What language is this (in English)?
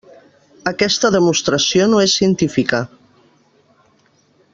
Catalan